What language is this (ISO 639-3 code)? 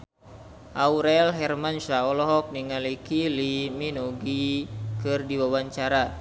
sun